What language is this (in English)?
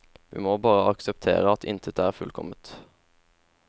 Norwegian